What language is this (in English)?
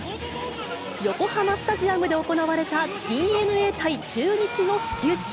Japanese